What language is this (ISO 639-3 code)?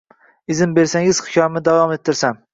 uzb